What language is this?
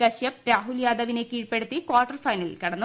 Malayalam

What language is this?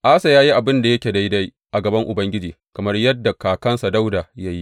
Hausa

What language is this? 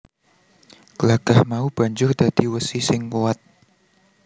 Javanese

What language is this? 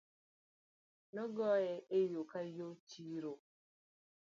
Luo (Kenya and Tanzania)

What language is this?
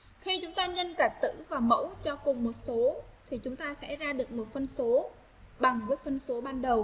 Vietnamese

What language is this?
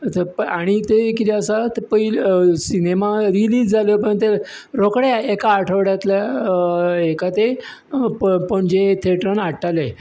Konkani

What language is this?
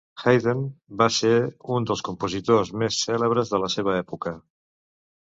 Catalan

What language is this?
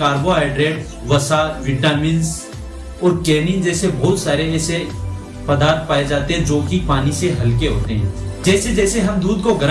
Hindi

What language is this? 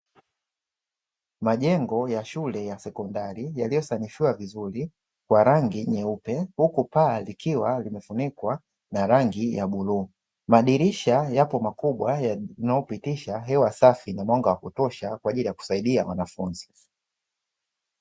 Swahili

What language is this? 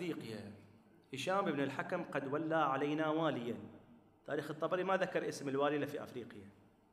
Arabic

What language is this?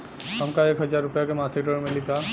Bhojpuri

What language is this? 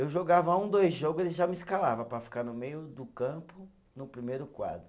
Portuguese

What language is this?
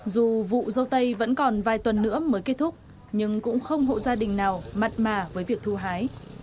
Vietnamese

